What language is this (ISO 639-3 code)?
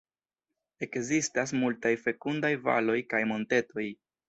epo